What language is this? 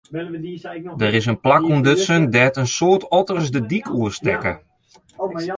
Western Frisian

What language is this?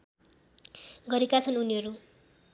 Nepali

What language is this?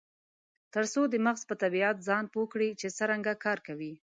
Pashto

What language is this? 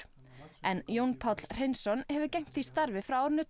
Icelandic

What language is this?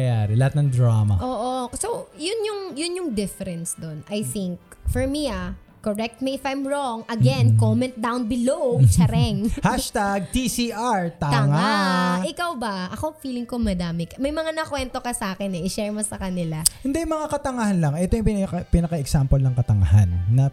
Filipino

